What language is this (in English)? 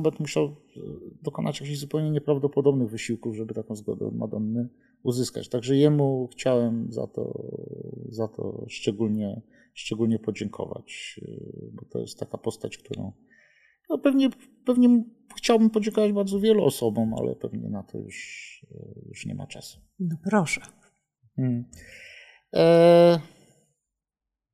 Polish